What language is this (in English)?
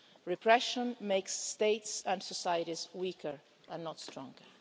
English